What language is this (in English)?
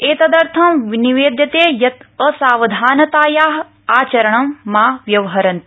Sanskrit